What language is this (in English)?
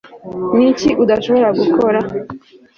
Kinyarwanda